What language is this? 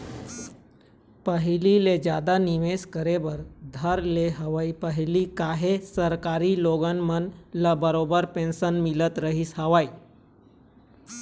Chhattisgarhi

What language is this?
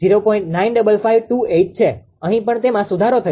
Gujarati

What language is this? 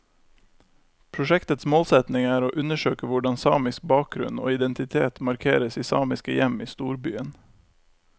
Norwegian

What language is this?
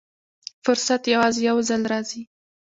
Pashto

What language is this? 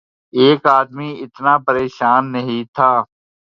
Urdu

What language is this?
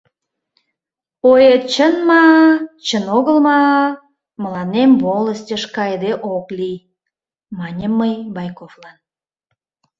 Mari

